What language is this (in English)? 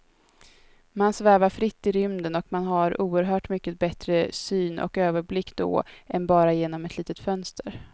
Swedish